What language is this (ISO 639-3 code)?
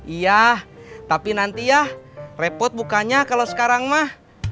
ind